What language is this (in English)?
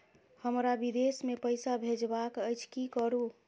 Maithili